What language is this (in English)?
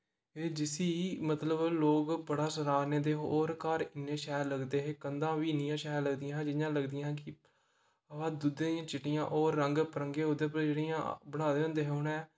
Dogri